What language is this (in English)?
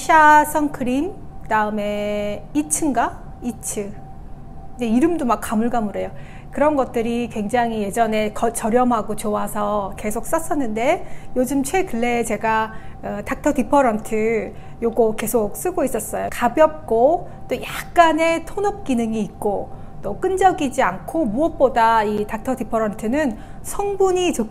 Korean